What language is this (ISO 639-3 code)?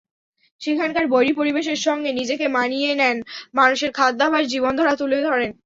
ben